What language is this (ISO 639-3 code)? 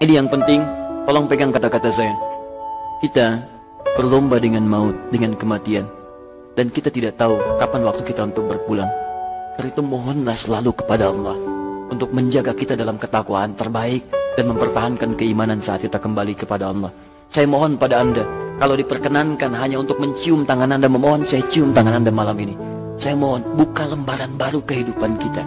ind